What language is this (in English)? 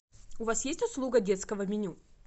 Russian